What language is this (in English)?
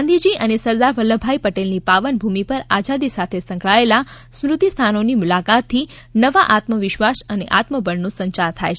Gujarati